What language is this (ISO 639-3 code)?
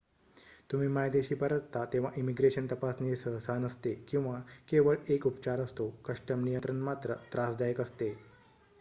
mar